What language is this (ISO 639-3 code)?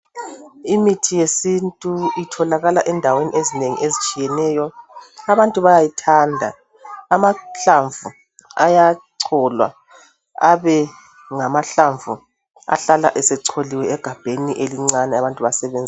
nde